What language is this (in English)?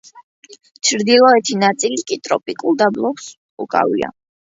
Georgian